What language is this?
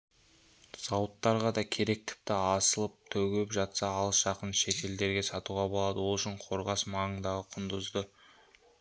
Kazakh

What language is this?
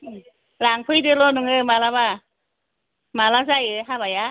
Bodo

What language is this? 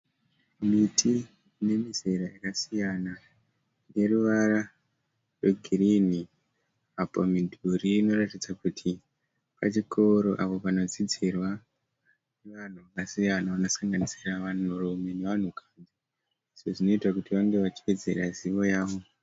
Shona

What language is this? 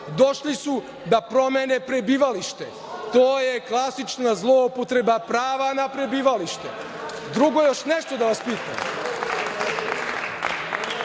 Serbian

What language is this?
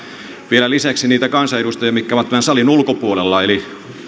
Finnish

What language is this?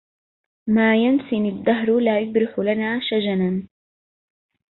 Arabic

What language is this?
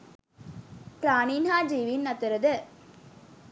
Sinhala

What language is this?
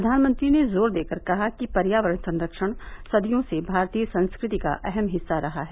Hindi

